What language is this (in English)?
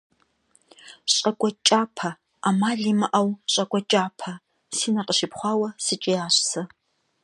Kabardian